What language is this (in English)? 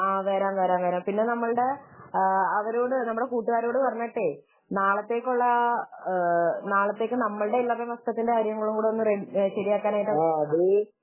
Malayalam